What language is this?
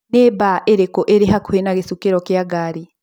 Kikuyu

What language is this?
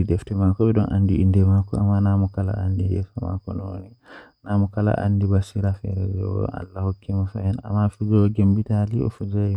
Western Niger Fulfulde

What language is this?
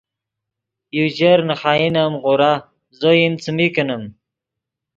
Yidgha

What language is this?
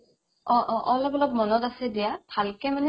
Assamese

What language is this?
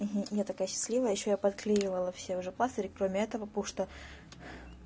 Russian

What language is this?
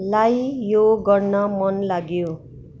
Nepali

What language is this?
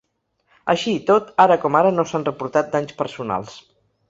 Catalan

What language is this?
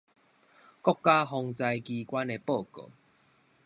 Min Nan Chinese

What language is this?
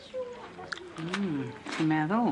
Welsh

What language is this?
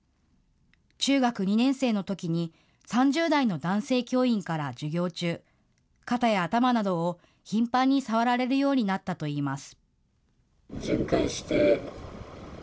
Japanese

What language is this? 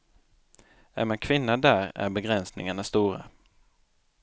Swedish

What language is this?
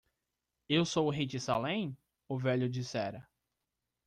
Portuguese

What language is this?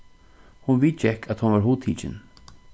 Faroese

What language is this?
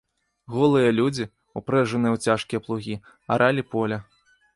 Belarusian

